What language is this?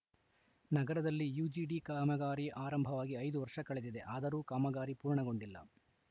Kannada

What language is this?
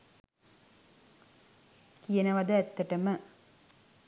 Sinhala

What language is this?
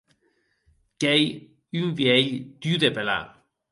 Occitan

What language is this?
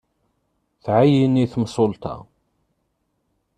Kabyle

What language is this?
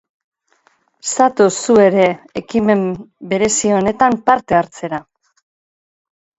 Basque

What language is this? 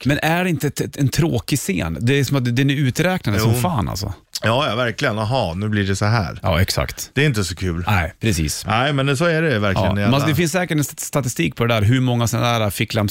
Swedish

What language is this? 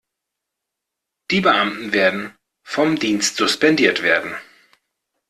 German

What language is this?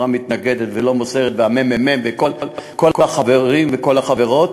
Hebrew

